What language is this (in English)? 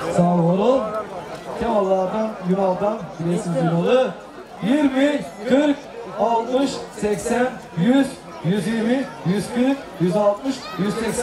Turkish